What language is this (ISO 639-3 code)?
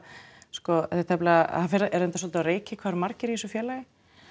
isl